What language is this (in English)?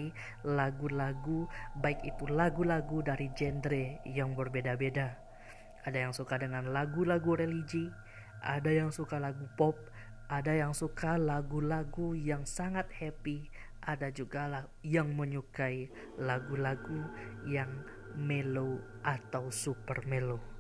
Indonesian